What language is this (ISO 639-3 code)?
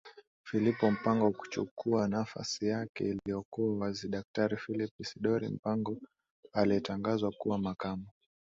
swa